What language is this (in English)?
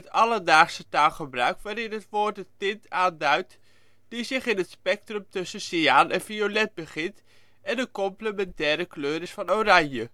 Dutch